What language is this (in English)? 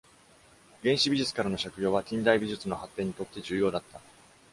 Japanese